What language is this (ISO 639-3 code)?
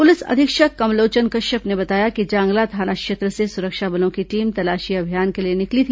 hin